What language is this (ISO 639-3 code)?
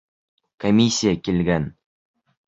bak